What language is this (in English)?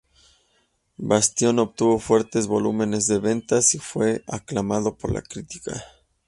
Spanish